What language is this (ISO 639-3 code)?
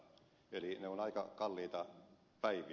fin